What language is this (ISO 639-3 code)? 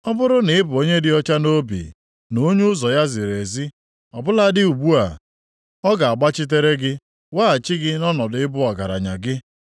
ibo